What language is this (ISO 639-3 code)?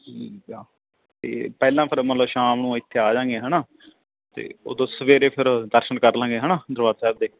pan